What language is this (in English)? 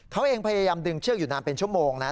Thai